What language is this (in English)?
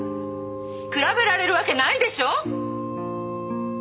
Japanese